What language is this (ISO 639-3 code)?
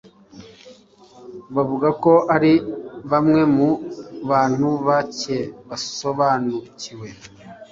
kin